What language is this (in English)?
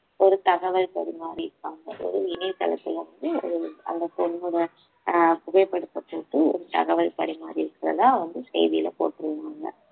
Tamil